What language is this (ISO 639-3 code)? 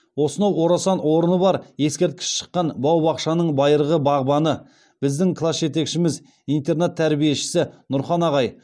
kaz